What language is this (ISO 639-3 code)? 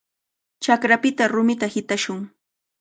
qvl